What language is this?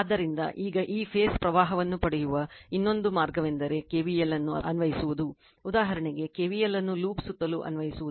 Kannada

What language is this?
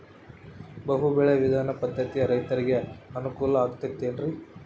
Kannada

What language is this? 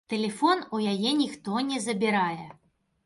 Belarusian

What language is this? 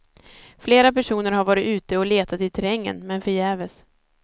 Swedish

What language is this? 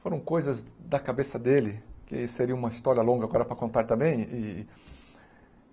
Portuguese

